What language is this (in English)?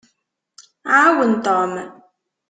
Kabyle